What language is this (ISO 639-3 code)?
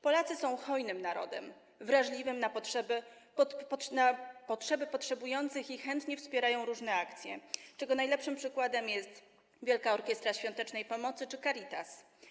pol